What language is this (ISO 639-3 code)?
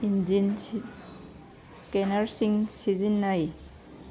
mni